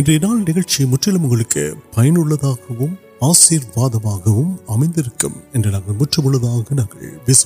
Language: Urdu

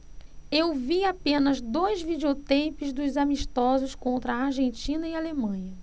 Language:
Portuguese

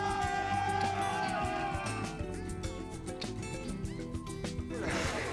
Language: French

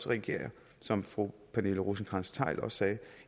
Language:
Danish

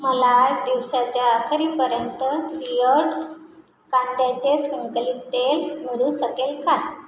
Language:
Marathi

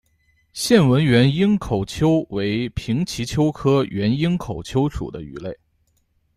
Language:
Chinese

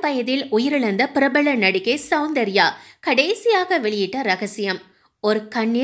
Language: Tamil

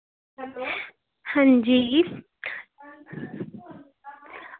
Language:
Dogri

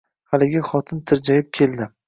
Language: Uzbek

